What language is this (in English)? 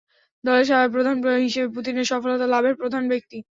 Bangla